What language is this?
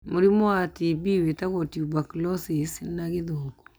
Kikuyu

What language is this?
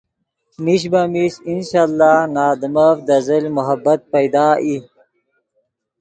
Yidgha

